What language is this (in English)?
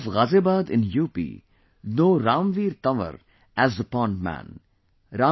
English